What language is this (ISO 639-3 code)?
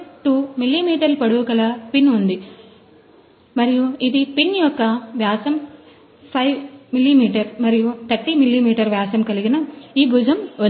tel